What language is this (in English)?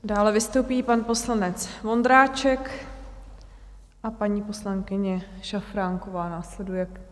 Czech